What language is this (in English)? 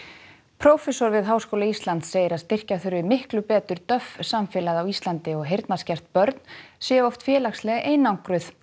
Icelandic